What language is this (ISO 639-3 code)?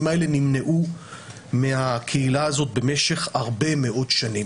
heb